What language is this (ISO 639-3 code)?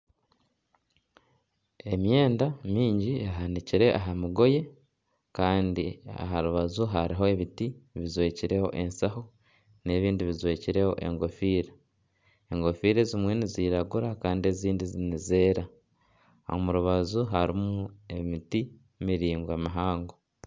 nyn